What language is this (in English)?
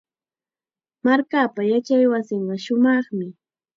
Chiquián Ancash Quechua